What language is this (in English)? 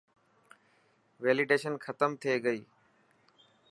Dhatki